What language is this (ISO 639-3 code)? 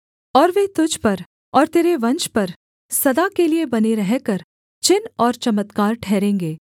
hin